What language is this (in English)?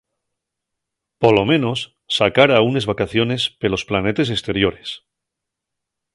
Asturian